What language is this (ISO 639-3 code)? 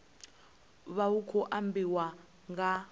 ven